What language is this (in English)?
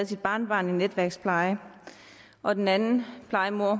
Danish